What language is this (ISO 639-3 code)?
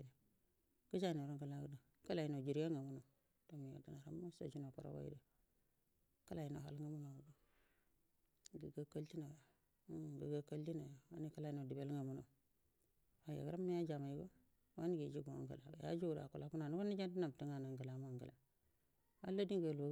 bdm